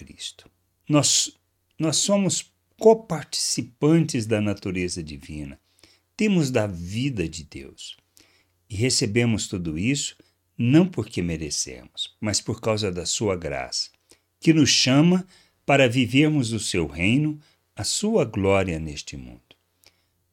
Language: Portuguese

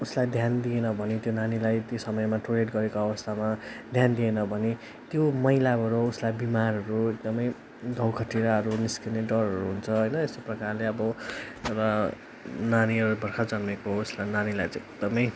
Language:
Nepali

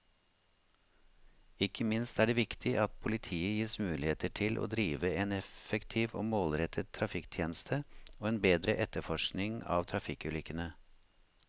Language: Norwegian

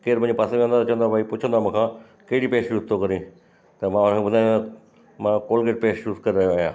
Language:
Sindhi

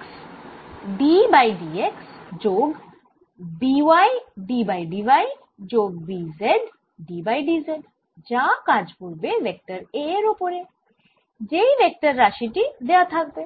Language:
Bangla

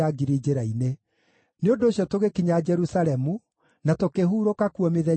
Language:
Kikuyu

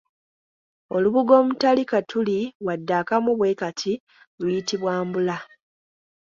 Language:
Ganda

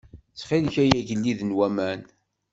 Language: Kabyle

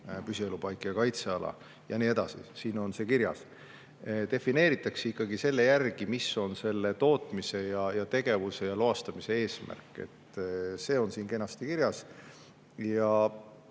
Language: Estonian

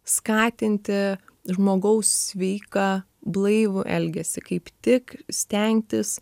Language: Lithuanian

